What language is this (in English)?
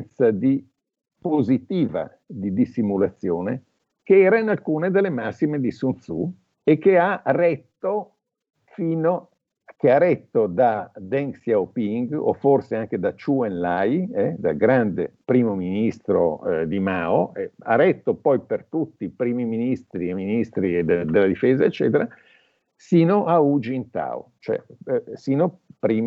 Italian